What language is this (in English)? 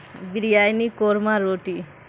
Urdu